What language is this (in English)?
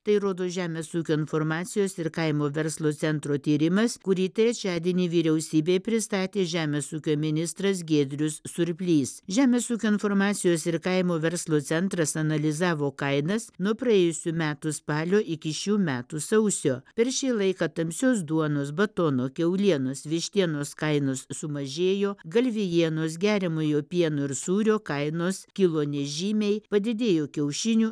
Lithuanian